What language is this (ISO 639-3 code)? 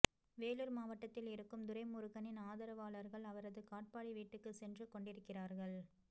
tam